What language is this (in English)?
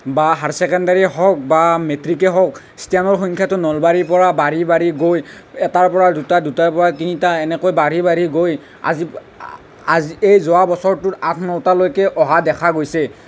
Assamese